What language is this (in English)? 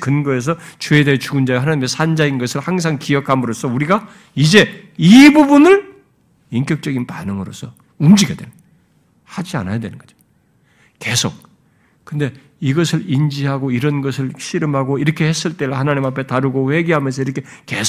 Korean